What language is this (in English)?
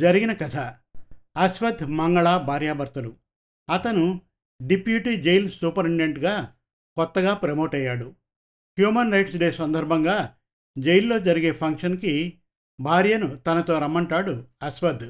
Telugu